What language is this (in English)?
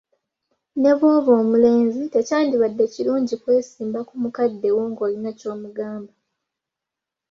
Ganda